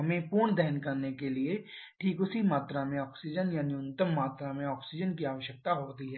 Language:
Hindi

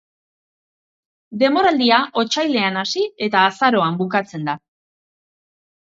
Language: Basque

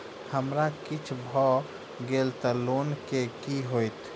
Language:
Maithili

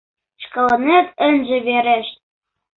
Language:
Mari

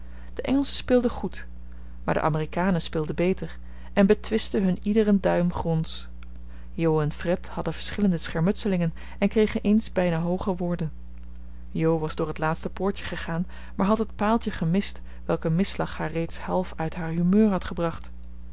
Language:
Dutch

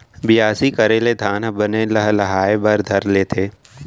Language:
Chhattisgarhi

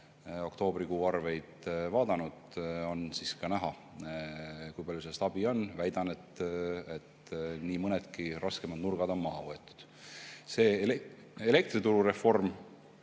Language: Estonian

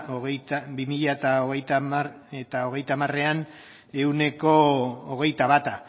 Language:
Basque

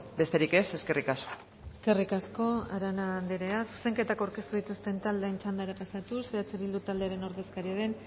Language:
Basque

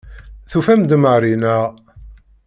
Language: Kabyle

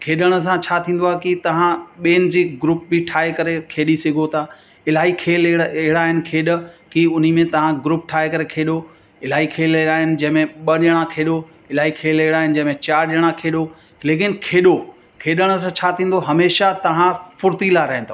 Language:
Sindhi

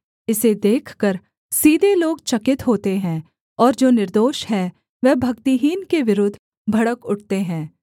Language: Hindi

